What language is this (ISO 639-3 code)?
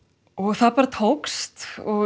isl